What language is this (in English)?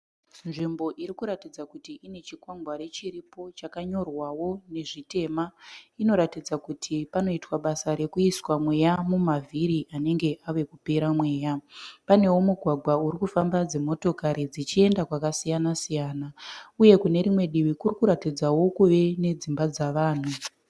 Shona